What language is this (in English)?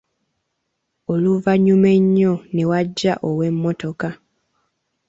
Ganda